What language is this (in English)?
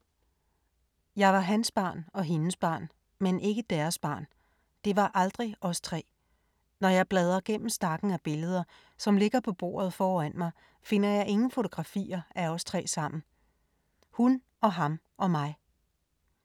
Danish